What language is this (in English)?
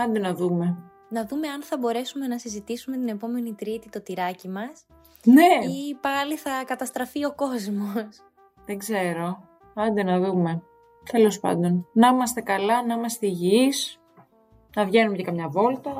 Greek